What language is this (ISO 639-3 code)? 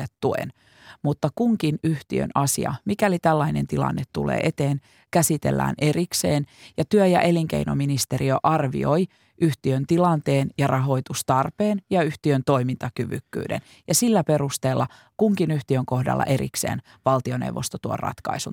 fin